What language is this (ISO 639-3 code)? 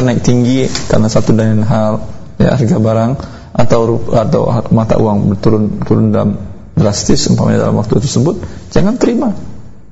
ind